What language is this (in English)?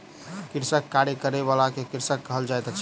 Maithili